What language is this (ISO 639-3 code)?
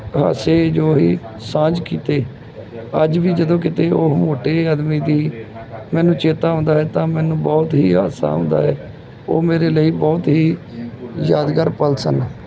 pan